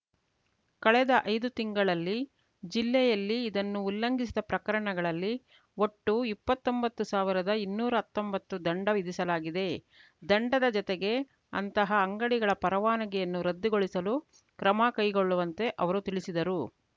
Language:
Kannada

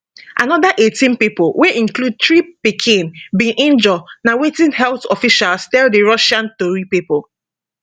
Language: Nigerian Pidgin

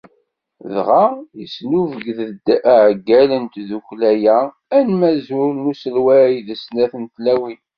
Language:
Kabyle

